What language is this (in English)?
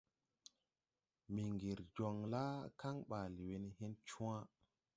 Tupuri